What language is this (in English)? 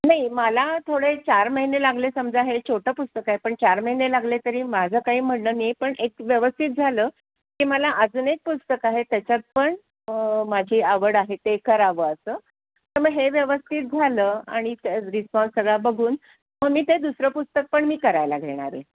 Marathi